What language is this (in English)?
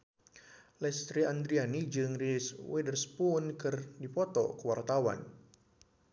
Sundanese